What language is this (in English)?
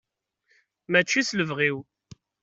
Kabyle